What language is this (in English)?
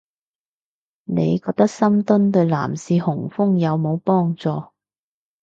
Cantonese